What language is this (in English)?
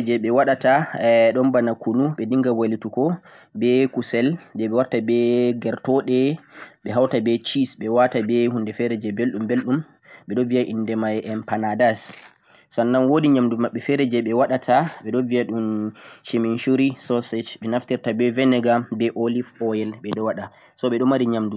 Central-Eastern Niger Fulfulde